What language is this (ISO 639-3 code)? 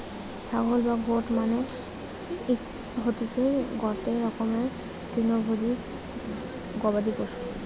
ben